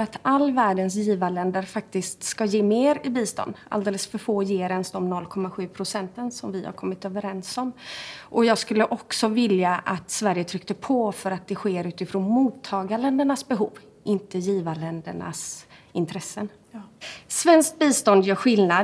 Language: Swedish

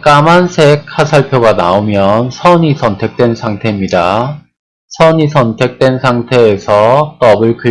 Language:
Korean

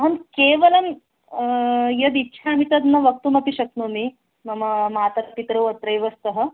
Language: Sanskrit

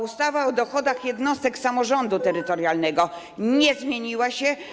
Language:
Polish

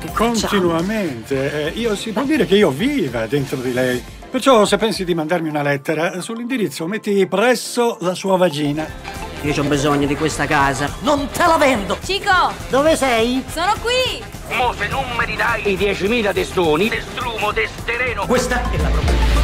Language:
Italian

